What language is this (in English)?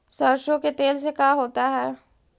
Magahi